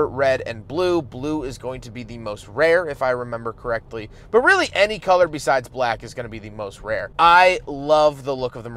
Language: English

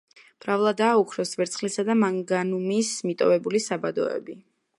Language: Georgian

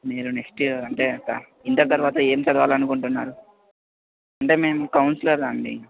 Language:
Telugu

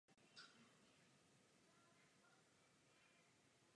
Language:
Czech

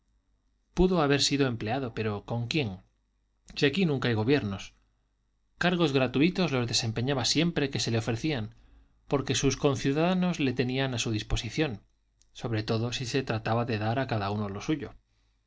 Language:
Spanish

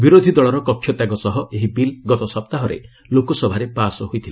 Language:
Odia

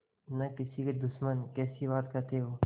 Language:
Hindi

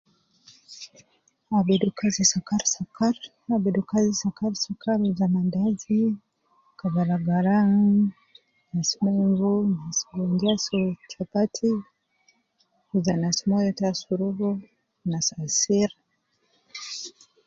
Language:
Nubi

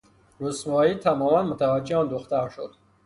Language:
Persian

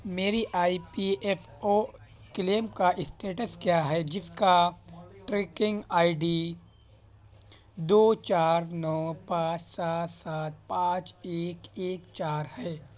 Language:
Urdu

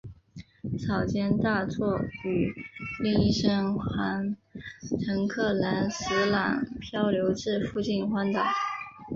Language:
Chinese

